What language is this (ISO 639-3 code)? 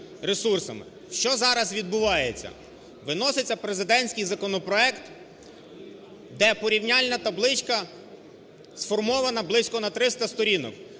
ukr